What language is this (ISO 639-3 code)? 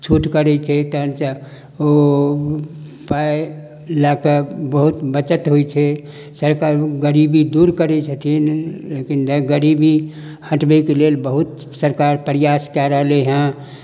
mai